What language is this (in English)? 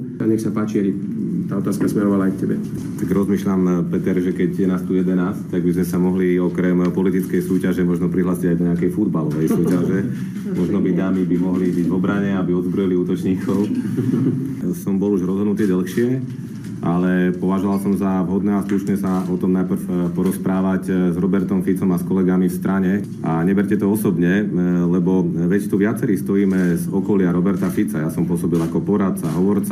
Slovak